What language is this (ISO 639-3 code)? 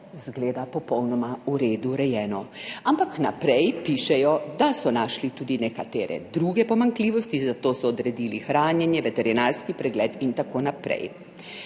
slv